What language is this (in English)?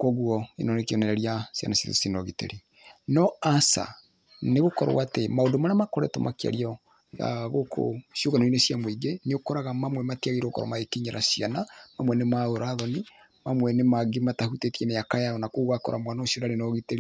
Kikuyu